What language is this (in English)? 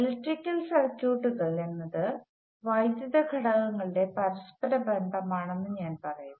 Malayalam